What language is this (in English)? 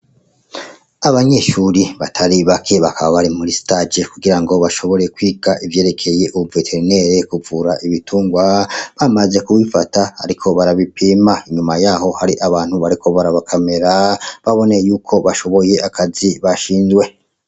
Rundi